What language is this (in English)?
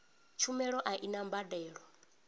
Venda